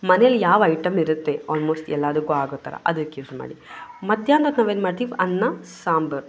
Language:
Kannada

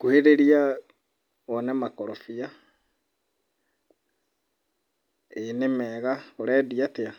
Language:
Kikuyu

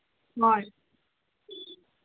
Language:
Manipuri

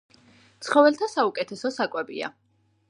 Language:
Georgian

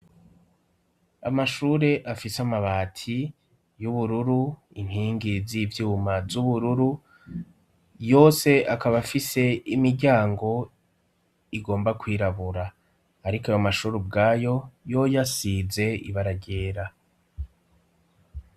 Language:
Rundi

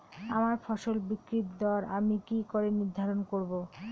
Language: Bangla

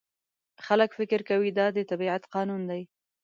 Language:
Pashto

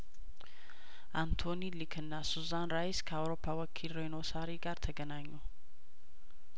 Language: Amharic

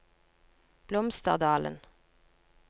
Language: Norwegian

